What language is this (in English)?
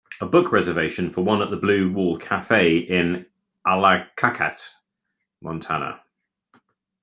English